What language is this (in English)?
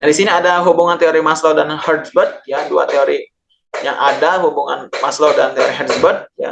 Indonesian